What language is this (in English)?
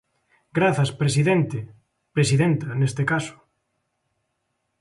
Galician